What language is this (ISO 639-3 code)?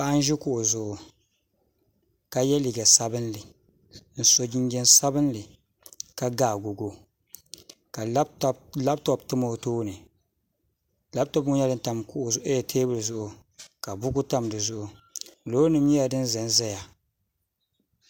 dag